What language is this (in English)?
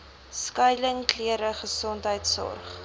Afrikaans